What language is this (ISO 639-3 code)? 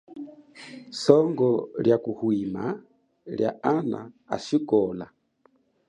cjk